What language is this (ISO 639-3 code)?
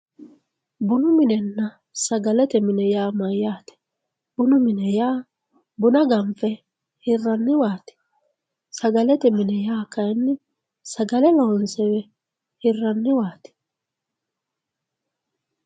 sid